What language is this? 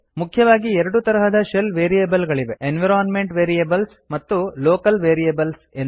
Kannada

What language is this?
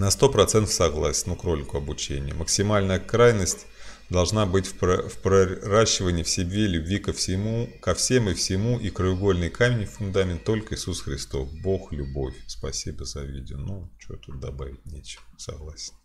Russian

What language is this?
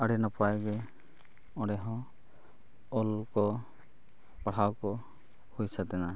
Santali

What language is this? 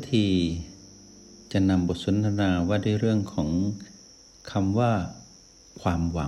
Thai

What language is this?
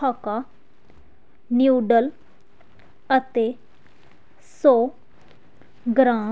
Punjabi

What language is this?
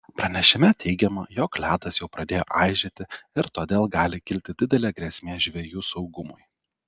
Lithuanian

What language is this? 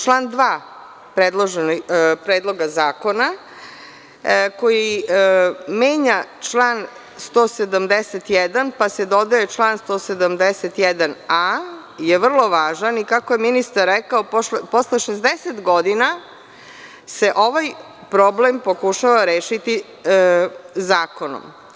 Serbian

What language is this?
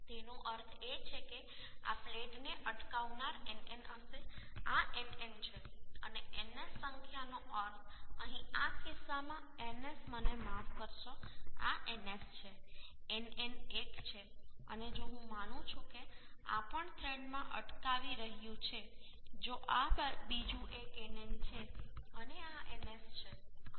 Gujarati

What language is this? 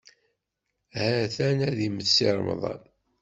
Kabyle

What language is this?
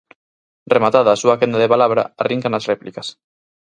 Galician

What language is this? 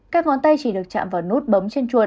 Vietnamese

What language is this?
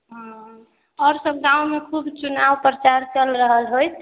Maithili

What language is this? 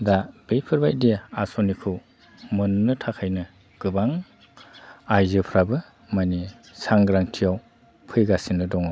Bodo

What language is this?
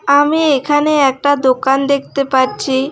Bangla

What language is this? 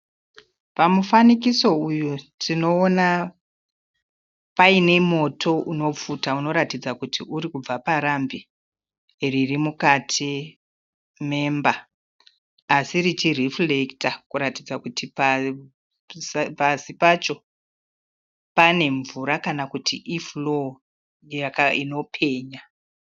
Shona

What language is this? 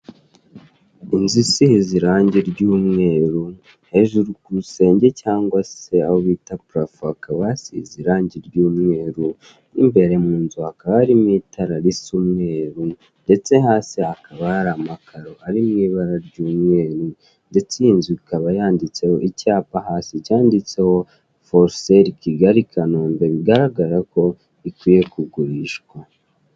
Kinyarwanda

